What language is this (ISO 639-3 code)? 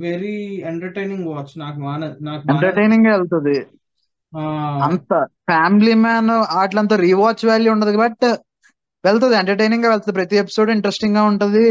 tel